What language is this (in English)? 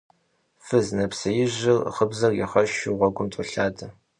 Kabardian